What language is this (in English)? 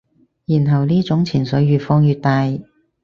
Cantonese